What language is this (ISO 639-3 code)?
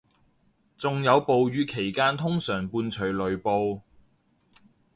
yue